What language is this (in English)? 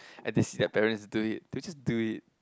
English